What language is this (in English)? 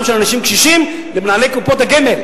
Hebrew